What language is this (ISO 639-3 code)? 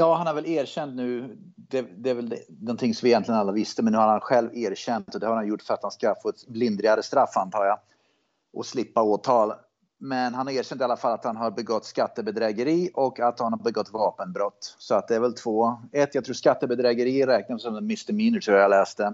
swe